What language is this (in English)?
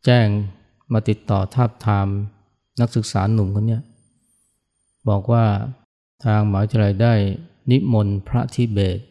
Thai